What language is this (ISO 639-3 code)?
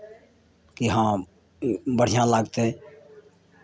mai